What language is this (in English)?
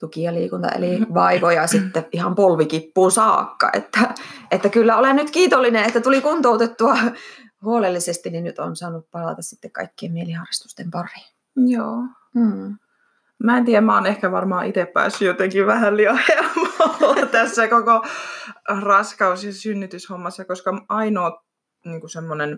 Finnish